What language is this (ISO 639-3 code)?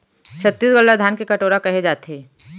hne